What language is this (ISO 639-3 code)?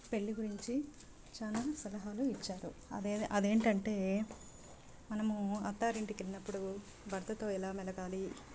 tel